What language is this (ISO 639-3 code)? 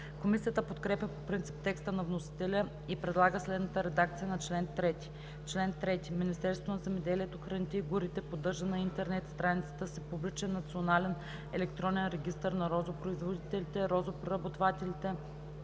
bul